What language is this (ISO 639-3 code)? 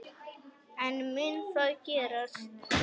isl